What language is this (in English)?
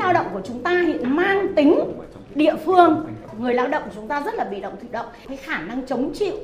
Vietnamese